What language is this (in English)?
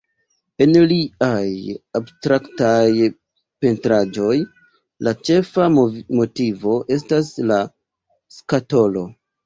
Esperanto